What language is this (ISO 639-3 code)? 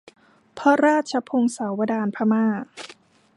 tha